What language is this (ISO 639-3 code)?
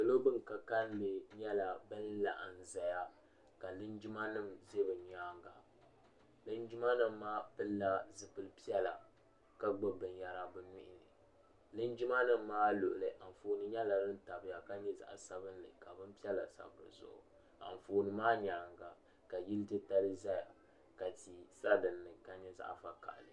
dag